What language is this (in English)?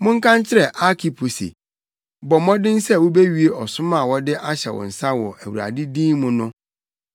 Akan